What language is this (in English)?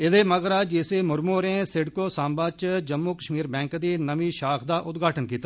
Dogri